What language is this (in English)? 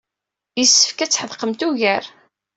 Kabyle